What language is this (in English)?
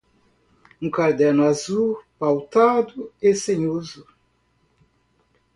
Portuguese